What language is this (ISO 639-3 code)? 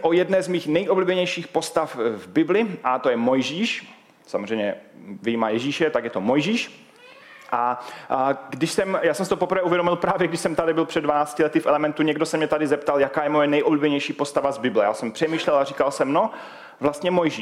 ces